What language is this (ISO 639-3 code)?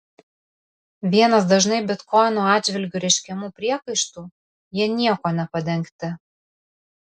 lit